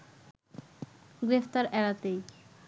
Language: Bangla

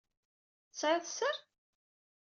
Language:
Kabyle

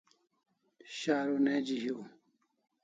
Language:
Kalasha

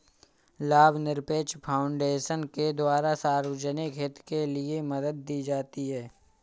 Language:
Hindi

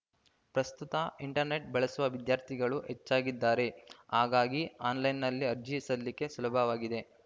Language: Kannada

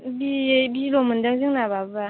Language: Bodo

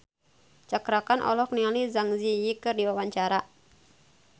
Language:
Sundanese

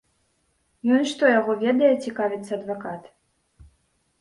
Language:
Belarusian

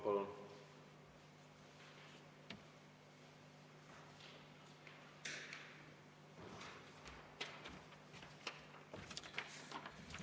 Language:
Estonian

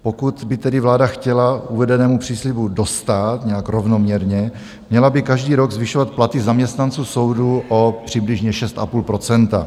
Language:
Czech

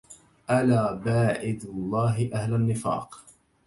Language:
Arabic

